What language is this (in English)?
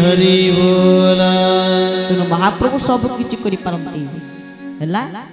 Indonesian